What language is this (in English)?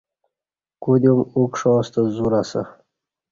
Kati